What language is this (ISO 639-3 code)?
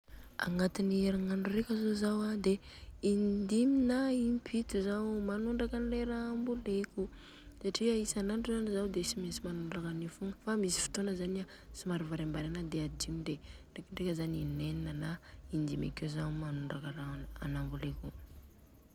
bzc